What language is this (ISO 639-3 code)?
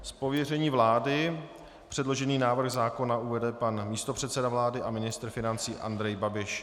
ces